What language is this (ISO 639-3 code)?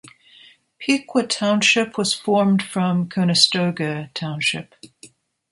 eng